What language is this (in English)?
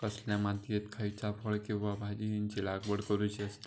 Marathi